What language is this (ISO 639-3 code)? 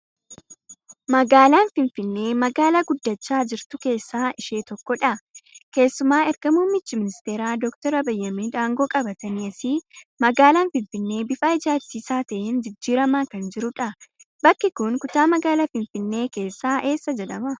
orm